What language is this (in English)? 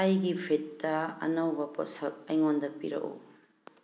Manipuri